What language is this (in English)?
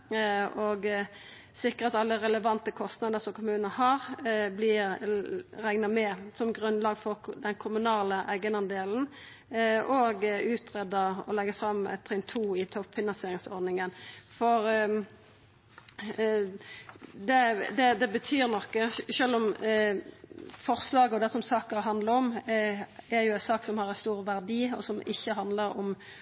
Norwegian Nynorsk